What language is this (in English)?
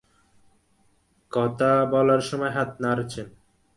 Bangla